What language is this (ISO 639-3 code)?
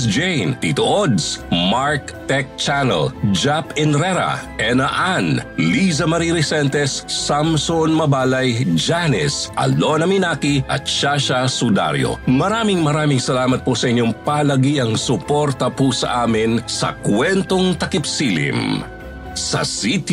fil